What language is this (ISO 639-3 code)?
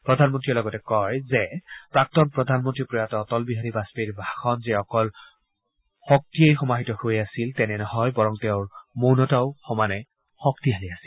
asm